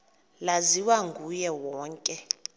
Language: Xhosa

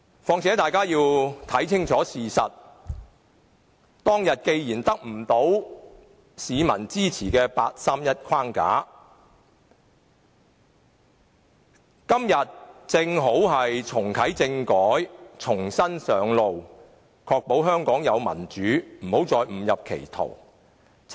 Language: Cantonese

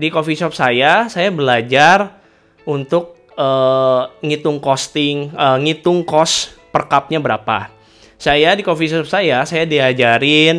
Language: Indonesian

